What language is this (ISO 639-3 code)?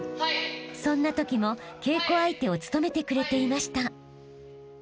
jpn